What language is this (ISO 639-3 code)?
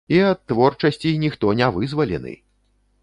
bel